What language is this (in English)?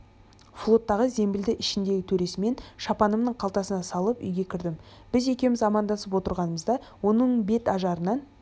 Kazakh